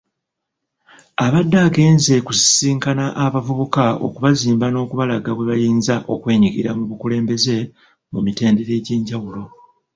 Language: Ganda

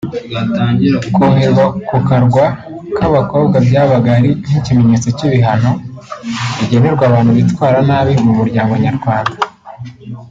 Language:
Kinyarwanda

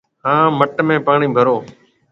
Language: Marwari (Pakistan)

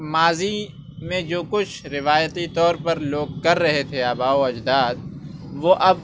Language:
Urdu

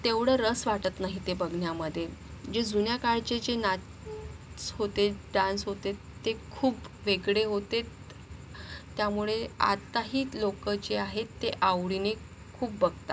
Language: Marathi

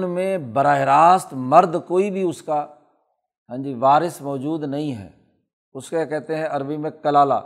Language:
Urdu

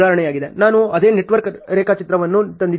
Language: Kannada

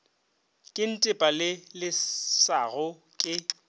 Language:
Northern Sotho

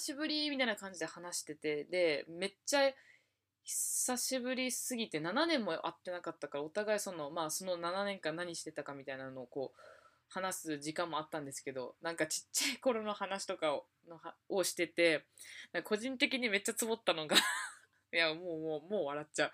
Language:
Japanese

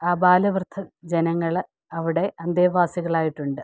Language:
Malayalam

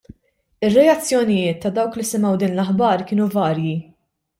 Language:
Maltese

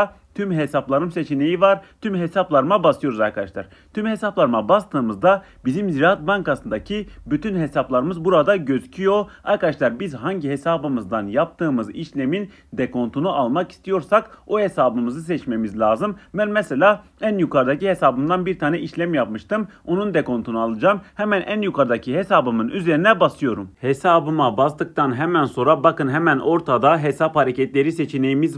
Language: Turkish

